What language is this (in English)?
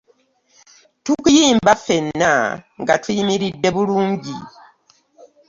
Ganda